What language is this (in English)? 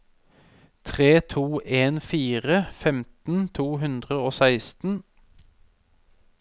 Norwegian